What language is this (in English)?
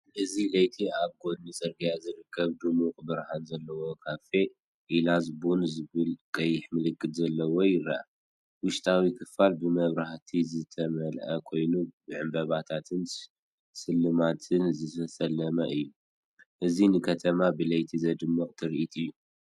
Tigrinya